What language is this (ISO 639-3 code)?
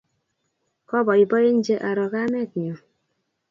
kln